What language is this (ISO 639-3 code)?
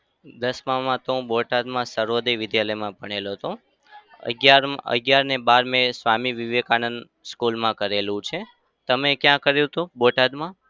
guj